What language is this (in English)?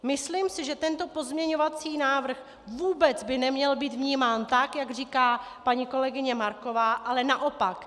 Czech